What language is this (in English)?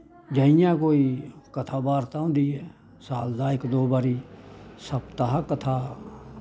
Dogri